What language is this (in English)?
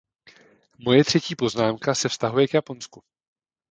Czech